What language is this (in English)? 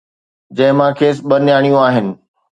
Sindhi